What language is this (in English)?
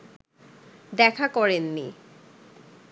Bangla